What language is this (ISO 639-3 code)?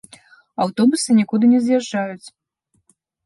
bel